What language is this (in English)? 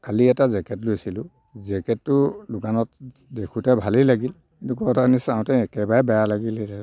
Assamese